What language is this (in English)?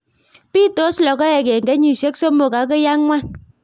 Kalenjin